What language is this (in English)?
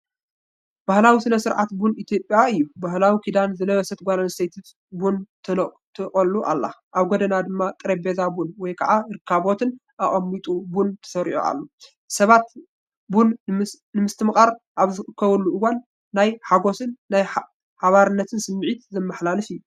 Tigrinya